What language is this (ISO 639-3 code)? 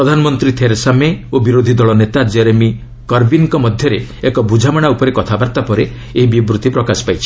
ori